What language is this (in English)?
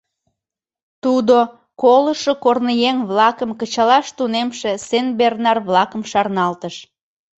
Mari